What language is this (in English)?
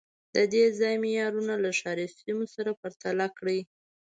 Pashto